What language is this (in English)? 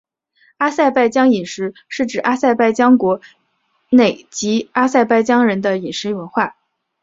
Chinese